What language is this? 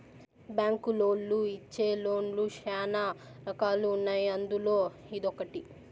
Telugu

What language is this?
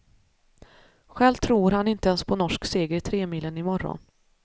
Swedish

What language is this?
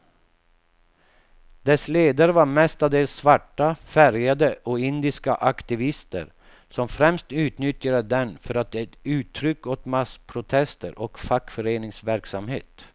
Swedish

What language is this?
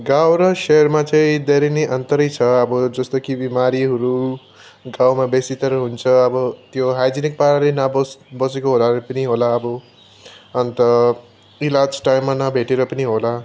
Nepali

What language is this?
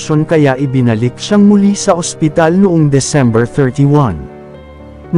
Filipino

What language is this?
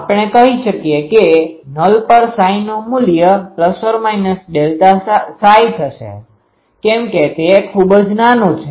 Gujarati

